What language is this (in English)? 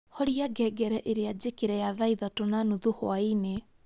Kikuyu